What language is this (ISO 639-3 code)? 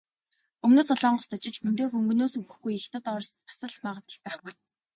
mon